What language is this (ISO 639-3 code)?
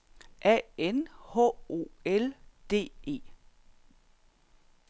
dan